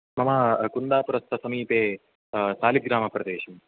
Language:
Sanskrit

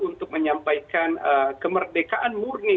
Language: Indonesian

